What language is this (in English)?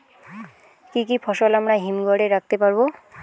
Bangla